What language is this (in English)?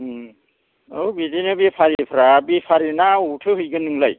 Bodo